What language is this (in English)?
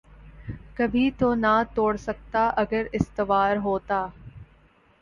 Urdu